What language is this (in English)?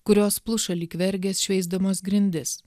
Lithuanian